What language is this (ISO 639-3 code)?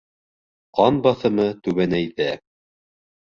bak